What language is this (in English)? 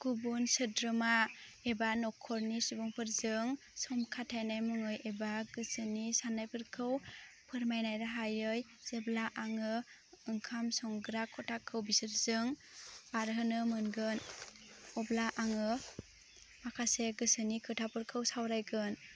Bodo